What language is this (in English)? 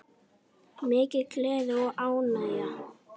Icelandic